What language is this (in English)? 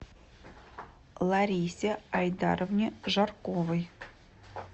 Russian